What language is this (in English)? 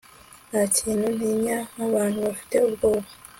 Kinyarwanda